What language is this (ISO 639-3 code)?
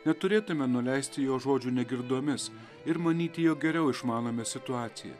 lit